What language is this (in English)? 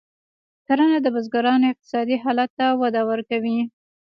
Pashto